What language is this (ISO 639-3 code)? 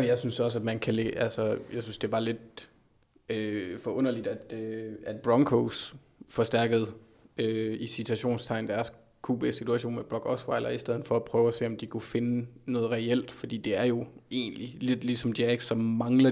dan